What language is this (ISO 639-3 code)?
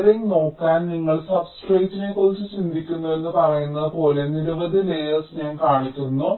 mal